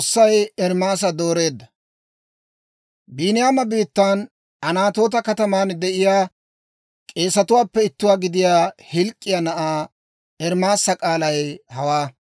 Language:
Dawro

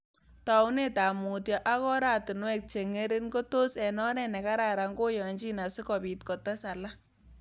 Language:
Kalenjin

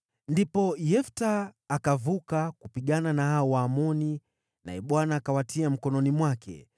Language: Swahili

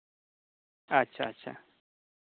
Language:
Santali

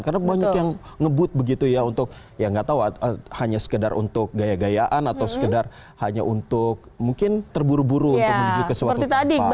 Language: Indonesian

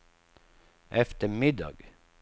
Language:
Swedish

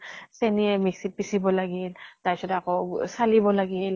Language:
Assamese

